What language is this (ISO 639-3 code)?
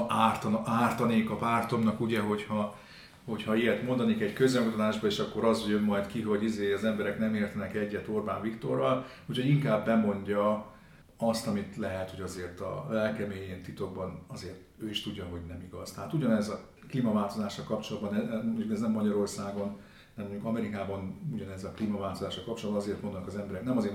hun